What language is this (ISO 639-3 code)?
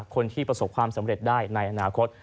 tha